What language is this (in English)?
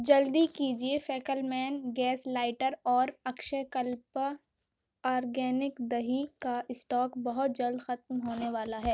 Urdu